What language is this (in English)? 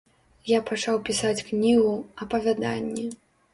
Belarusian